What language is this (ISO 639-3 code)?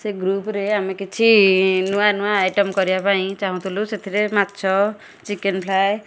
ori